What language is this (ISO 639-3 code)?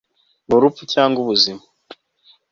kin